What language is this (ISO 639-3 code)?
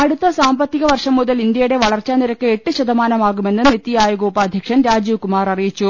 mal